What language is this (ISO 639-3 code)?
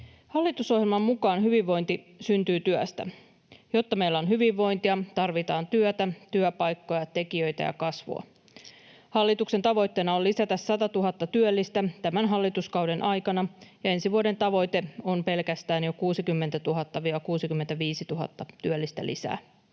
fin